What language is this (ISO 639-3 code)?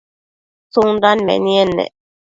mcf